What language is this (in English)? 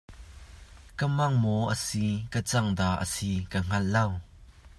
Hakha Chin